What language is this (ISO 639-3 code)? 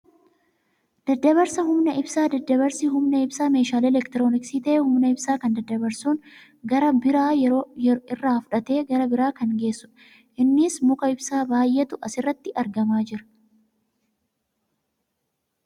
orm